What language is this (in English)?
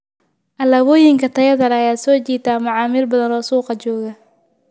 Somali